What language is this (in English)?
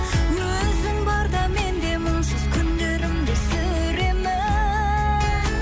Kazakh